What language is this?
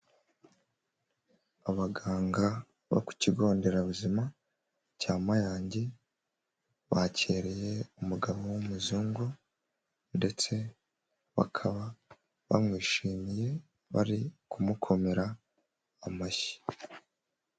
Kinyarwanda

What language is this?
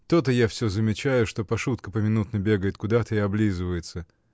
Russian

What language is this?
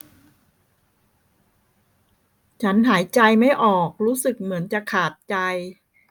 Thai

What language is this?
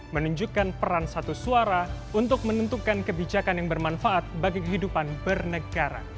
Indonesian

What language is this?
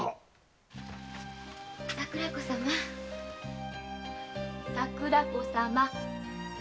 Japanese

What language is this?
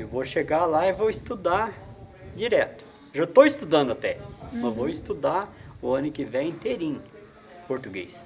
Portuguese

